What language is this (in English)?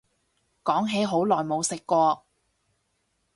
Cantonese